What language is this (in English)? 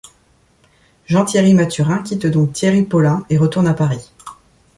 French